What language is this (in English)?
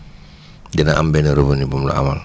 Wolof